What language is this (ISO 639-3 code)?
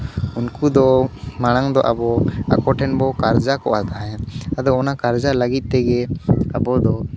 sat